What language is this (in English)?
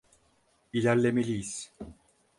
Turkish